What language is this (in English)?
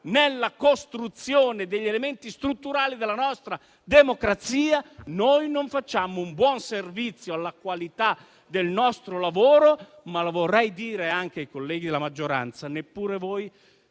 Italian